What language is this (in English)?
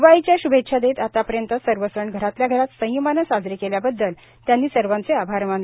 Marathi